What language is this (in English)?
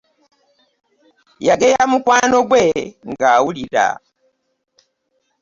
Ganda